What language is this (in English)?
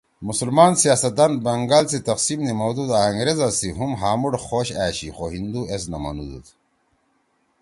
Torwali